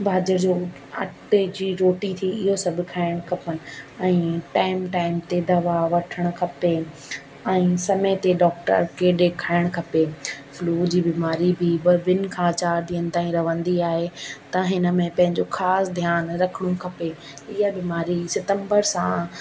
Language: Sindhi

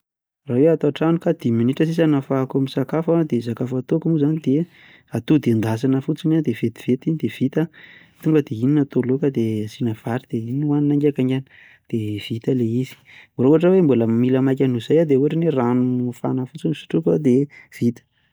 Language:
Malagasy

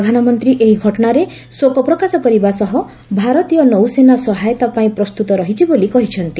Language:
Odia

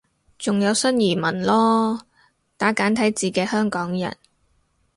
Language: Cantonese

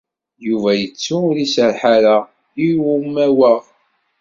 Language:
Kabyle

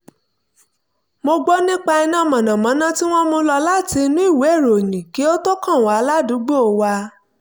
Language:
Yoruba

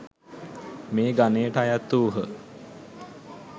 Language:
Sinhala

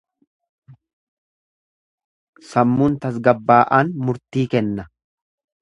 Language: Oromo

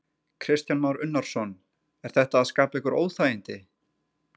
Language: Icelandic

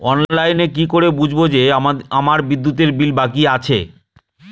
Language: Bangla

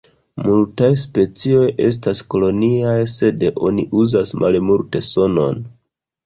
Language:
Esperanto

